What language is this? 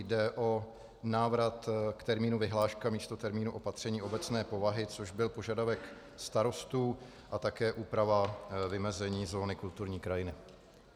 Czech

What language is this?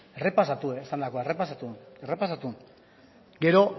Basque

